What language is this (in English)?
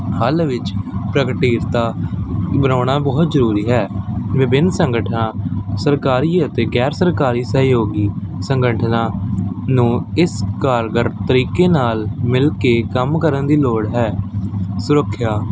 Punjabi